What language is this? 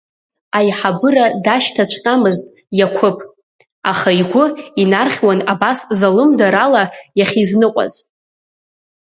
Abkhazian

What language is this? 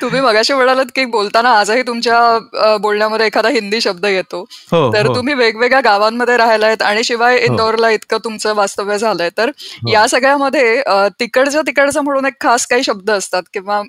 Marathi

